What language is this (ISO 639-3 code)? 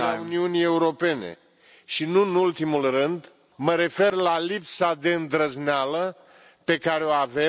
ron